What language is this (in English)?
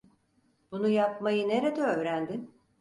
Turkish